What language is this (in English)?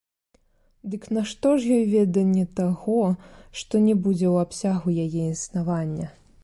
Belarusian